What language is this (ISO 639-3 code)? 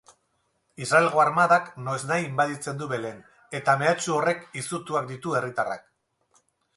eus